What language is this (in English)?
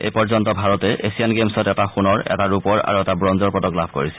Assamese